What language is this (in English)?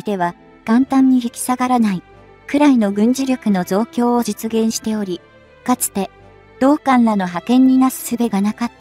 Japanese